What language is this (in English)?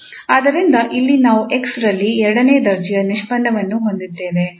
Kannada